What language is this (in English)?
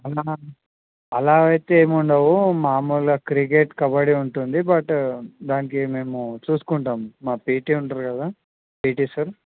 Telugu